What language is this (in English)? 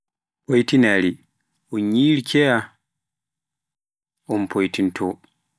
Pular